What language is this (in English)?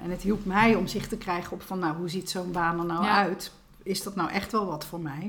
Dutch